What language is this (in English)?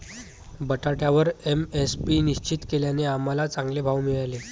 Marathi